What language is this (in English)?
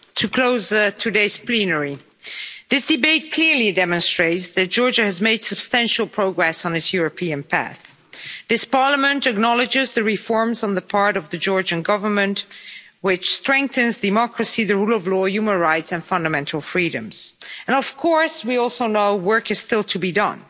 English